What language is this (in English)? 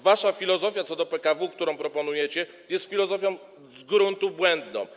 Polish